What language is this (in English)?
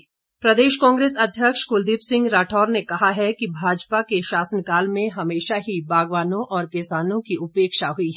Hindi